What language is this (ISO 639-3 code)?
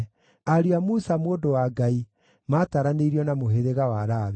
kik